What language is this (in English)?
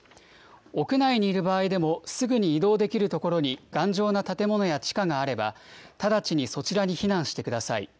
Japanese